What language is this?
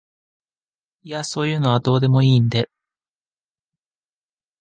Japanese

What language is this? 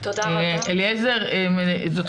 Hebrew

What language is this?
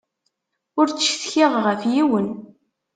Kabyle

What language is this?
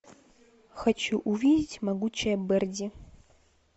Russian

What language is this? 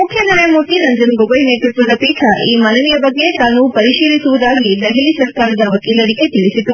Kannada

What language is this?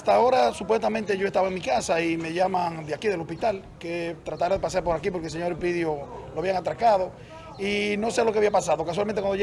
Spanish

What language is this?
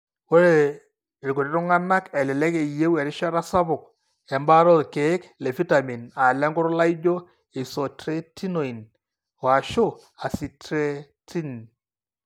Masai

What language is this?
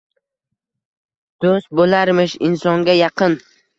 Uzbek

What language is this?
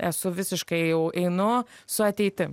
Lithuanian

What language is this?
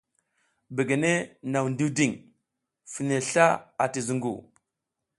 South Giziga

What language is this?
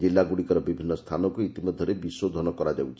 Odia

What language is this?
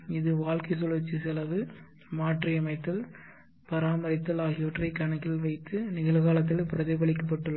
Tamil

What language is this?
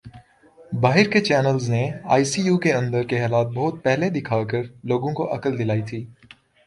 Urdu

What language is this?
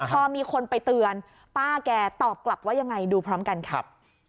Thai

